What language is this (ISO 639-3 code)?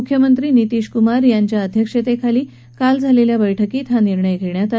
mar